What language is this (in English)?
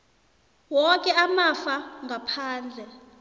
South Ndebele